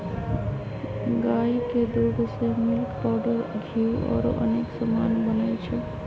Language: Magahi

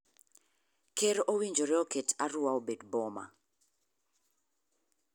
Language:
Luo (Kenya and Tanzania)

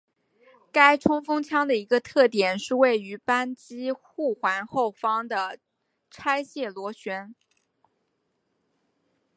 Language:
Chinese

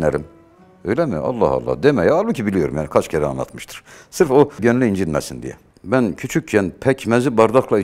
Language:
Turkish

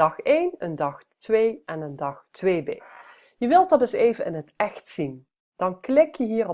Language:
Dutch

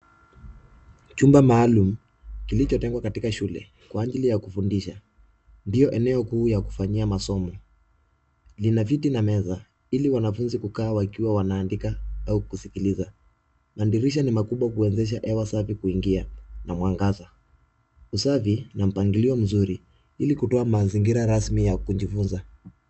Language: Swahili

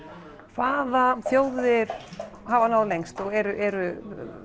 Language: Icelandic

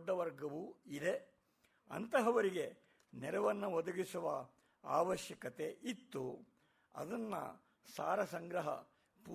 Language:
Kannada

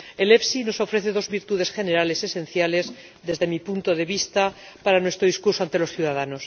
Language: Spanish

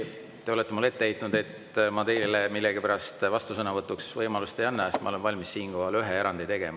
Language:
Estonian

